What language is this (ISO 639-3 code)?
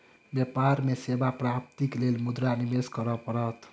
mai